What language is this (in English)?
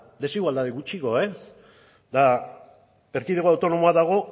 Basque